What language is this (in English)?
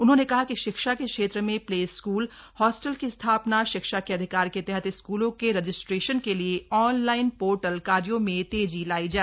Hindi